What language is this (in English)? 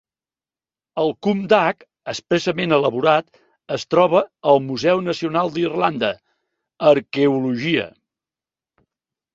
Catalan